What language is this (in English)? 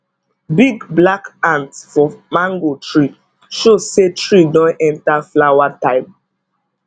Nigerian Pidgin